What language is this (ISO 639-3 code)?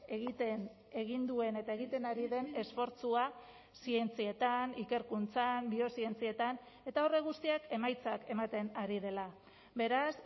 eus